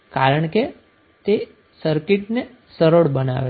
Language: Gujarati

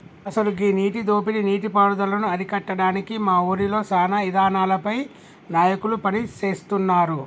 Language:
Telugu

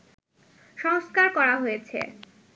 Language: Bangla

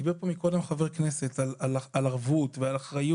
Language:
Hebrew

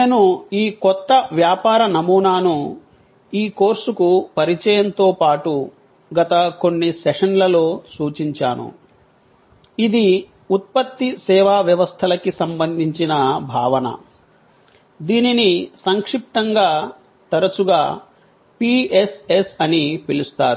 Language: Telugu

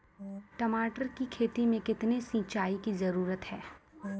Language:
Maithili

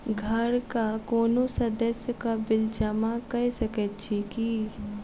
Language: Maithili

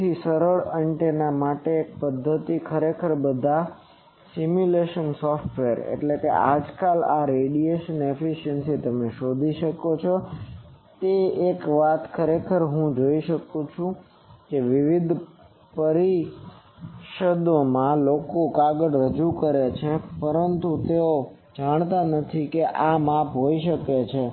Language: Gujarati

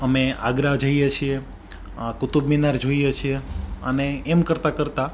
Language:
Gujarati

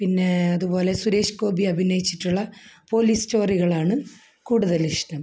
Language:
Malayalam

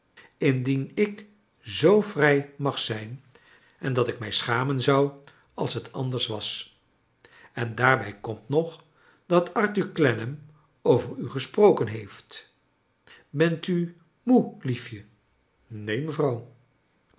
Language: Dutch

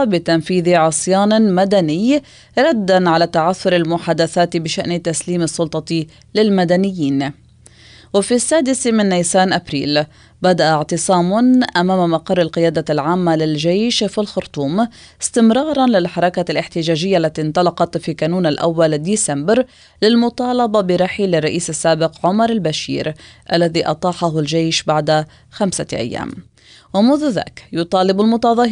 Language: Arabic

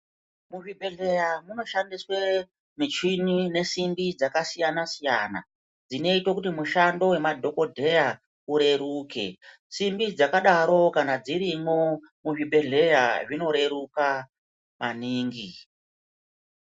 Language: Ndau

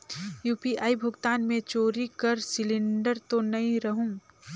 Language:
Chhattisgarhi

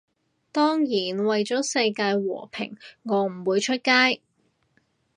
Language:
Cantonese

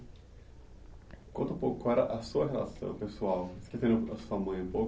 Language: Portuguese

